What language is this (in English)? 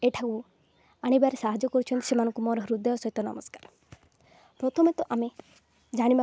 Odia